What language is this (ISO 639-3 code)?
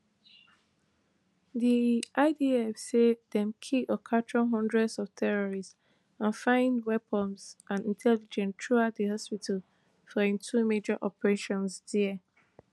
pcm